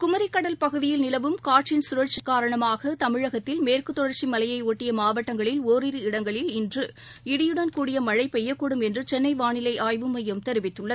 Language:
Tamil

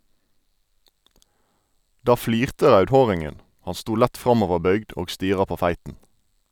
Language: Norwegian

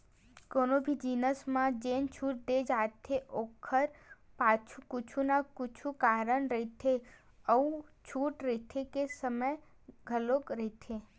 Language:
Chhattisgarhi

